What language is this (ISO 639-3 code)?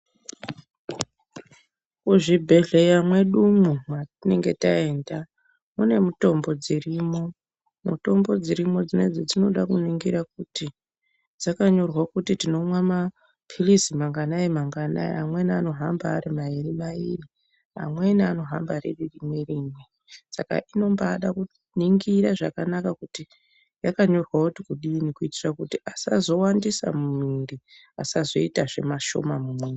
ndc